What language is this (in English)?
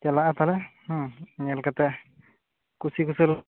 Santali